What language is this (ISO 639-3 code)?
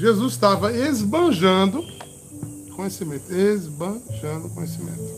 por